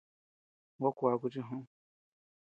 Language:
Tepeuxila Cuicatec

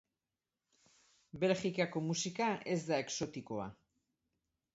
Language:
Basque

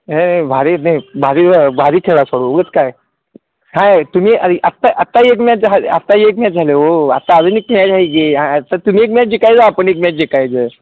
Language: Marathi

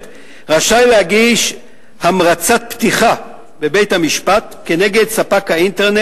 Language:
Hebrew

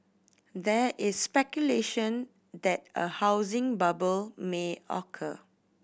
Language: English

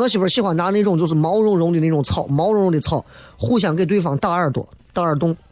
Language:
Chinese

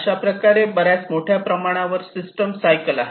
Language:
Marathi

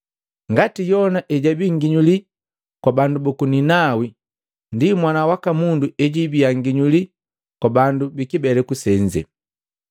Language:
Matengo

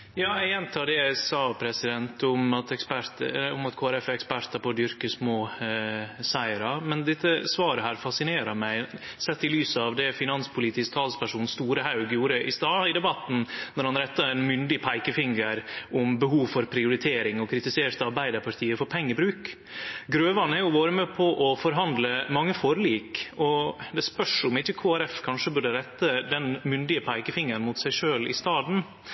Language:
Norwegian Nynorsk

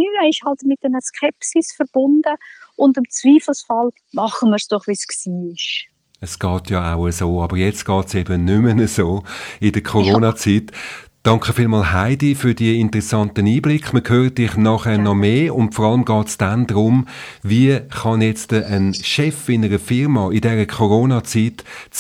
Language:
German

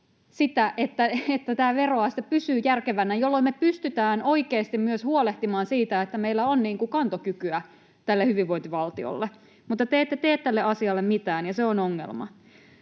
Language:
Finnish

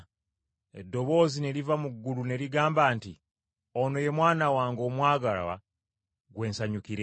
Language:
Ganda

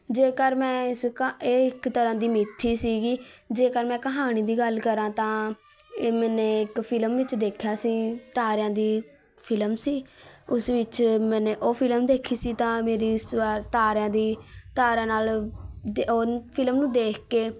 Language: Punjabi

